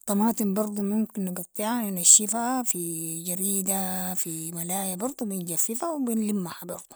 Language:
Sudanese Arabic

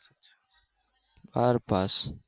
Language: Gujarati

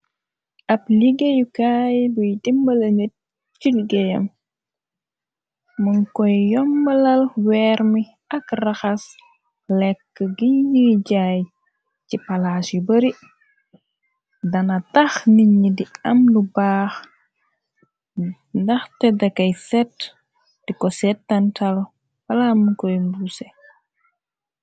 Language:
Wolof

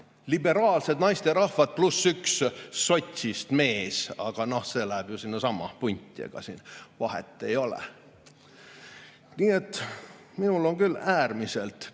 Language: Estonian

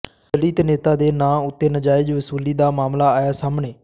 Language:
Punjabi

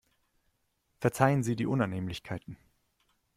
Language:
German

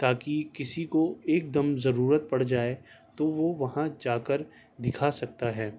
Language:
Urdu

